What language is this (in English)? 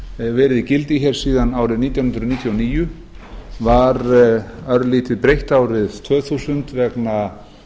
Icelandic